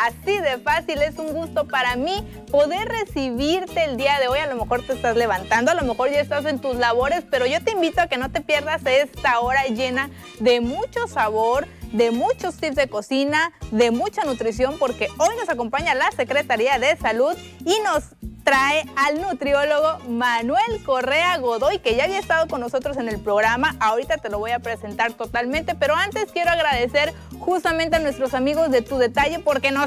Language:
Spanish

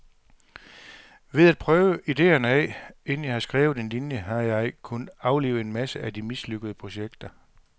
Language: Danish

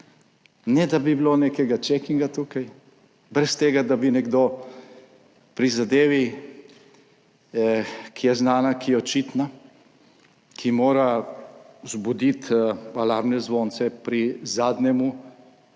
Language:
Slovenian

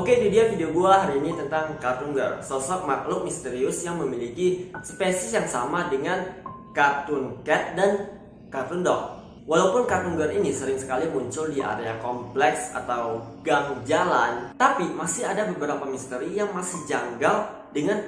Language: Indonesian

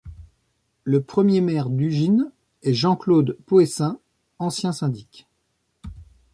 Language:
French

